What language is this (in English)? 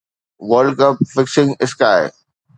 Sindhi